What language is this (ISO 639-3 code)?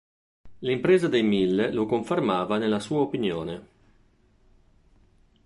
ita